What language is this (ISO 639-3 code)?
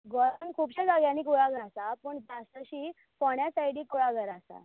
kok